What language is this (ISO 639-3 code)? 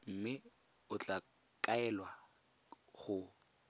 tsn